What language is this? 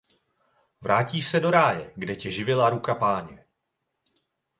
Czech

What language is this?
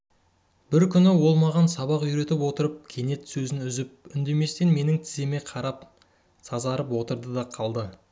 Kazakh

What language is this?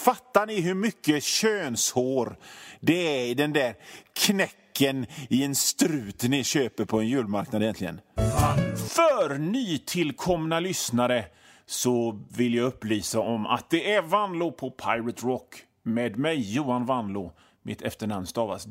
Swedish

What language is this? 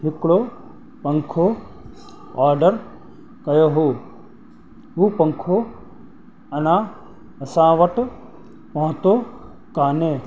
Sindhi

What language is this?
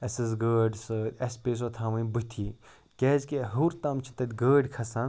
Kashmiri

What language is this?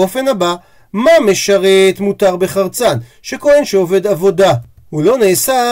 Hebrew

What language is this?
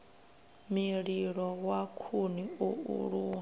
Venda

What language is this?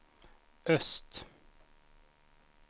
Swedish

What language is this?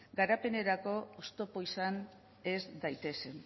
Basque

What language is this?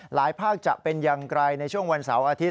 Thai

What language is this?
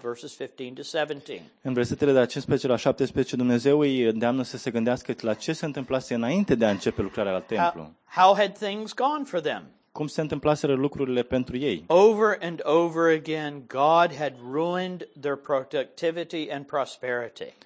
Romanian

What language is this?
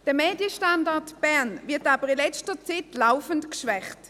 Swiss German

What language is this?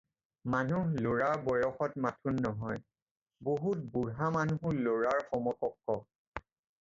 Assamese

